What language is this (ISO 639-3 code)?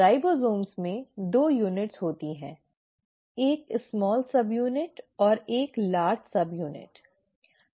hin